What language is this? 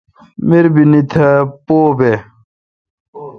Kalkoti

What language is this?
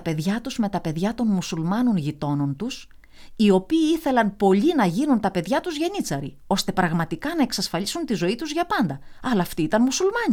Greek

